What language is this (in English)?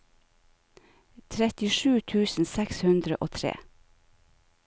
Norwegian